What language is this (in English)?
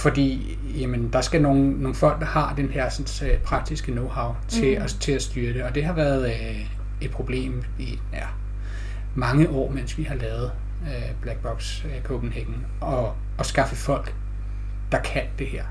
Danish